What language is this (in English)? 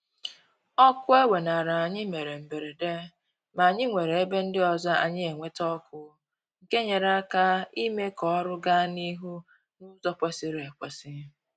Igbo